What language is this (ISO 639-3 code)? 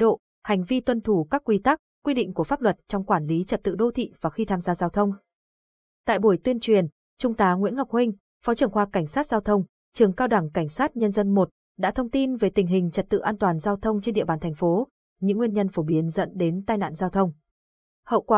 vie